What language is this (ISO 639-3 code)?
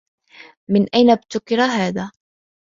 ara